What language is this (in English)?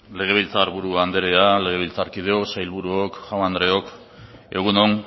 Basque